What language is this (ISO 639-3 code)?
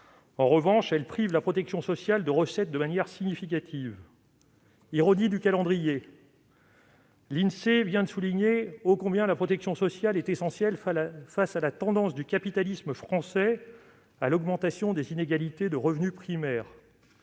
fra